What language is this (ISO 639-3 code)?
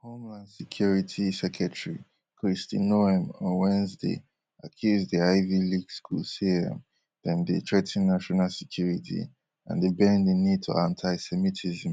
pcm